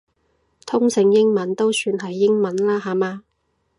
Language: Cantonese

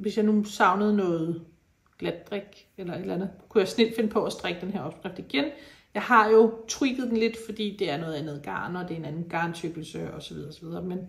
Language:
Danish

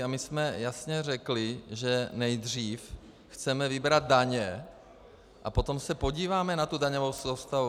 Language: Czech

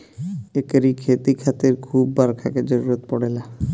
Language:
Bhojpuri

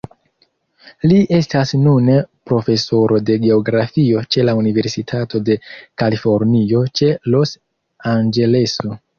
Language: Esperanto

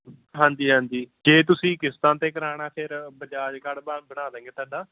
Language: Punjabi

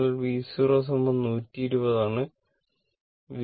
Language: Malayalam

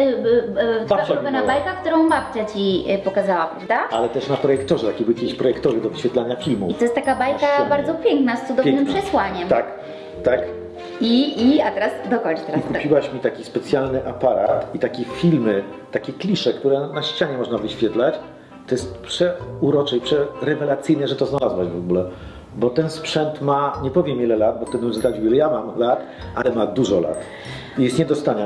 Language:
Polish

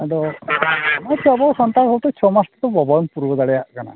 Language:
Santali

